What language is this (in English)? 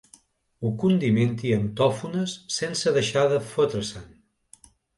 Catalan